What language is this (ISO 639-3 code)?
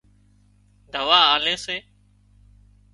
kxp